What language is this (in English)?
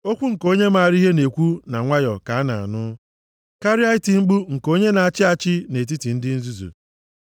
Igbo